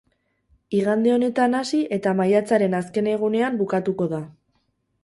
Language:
Basque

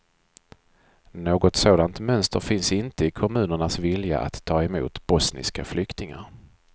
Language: Swedish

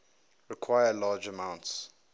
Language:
English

